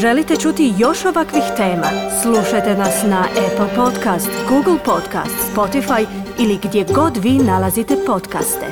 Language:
Croatian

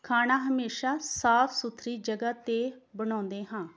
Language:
Punjabi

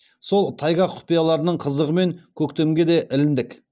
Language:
Kazakh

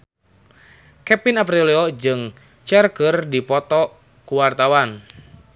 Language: Sundanese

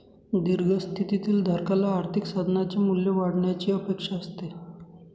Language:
Marathi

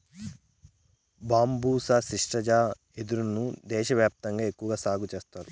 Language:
Telugu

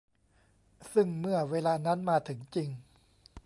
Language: Thai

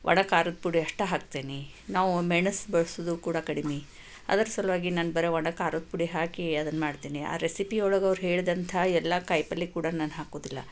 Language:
Kannada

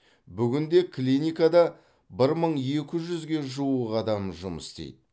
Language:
Kazakh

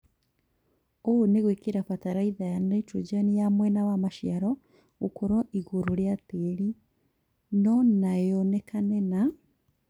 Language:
Kikuyu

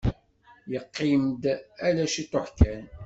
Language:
Kabyle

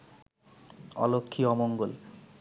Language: Bangla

